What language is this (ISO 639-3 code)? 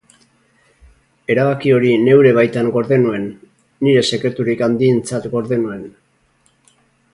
eus